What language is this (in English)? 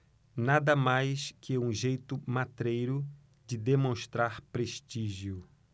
Portuguese